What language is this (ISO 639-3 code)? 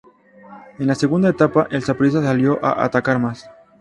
spa